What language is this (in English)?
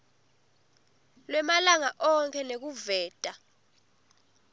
Swati